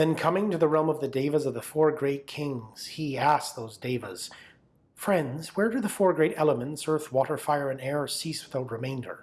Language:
English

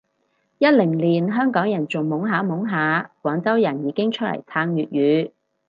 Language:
Cantonese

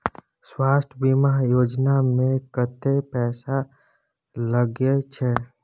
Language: Maithili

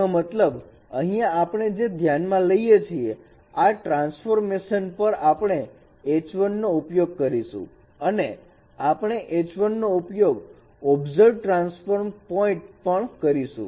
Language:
Gujarati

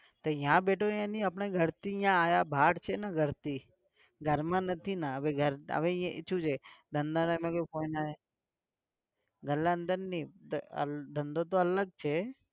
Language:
Gujarati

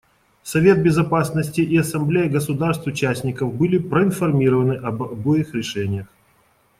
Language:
Russian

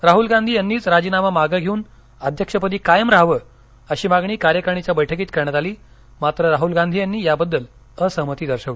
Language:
Marathi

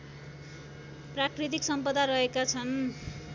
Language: Nepali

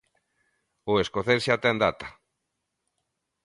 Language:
Galician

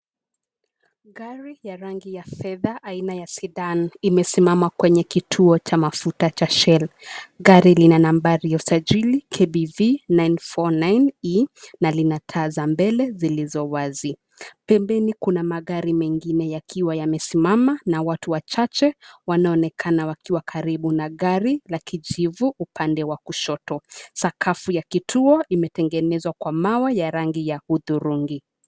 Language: Swahili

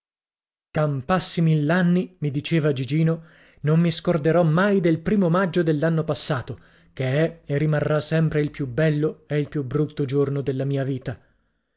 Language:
Italian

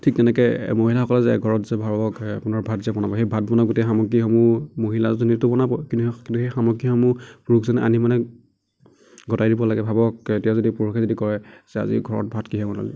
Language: Assamese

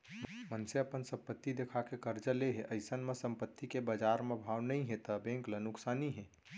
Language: Chhattisgarhi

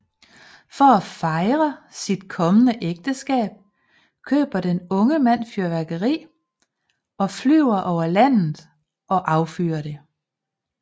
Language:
Danish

